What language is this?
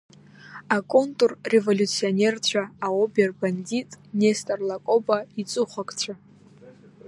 Abkhazian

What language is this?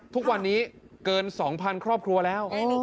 Thai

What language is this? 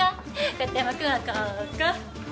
Japanese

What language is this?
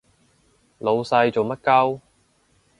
Cantonese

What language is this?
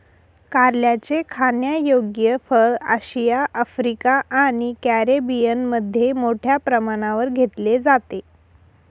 Marathi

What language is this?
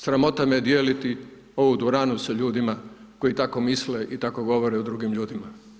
Croatian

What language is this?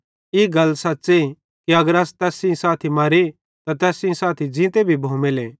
Bhadrawahi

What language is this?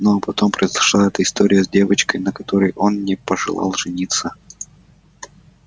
Russian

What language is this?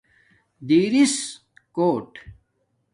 Domaaki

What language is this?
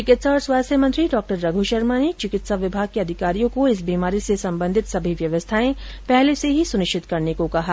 Hindi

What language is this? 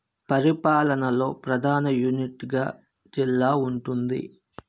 Telugu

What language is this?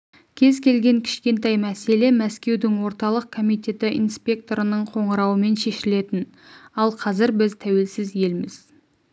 Kazakh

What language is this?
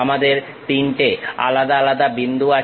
Bangla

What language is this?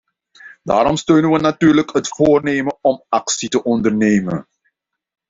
Dutch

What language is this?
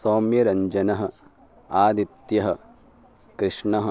Sanskrit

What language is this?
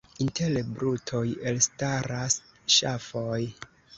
Esperanto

